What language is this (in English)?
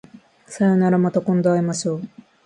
Japanese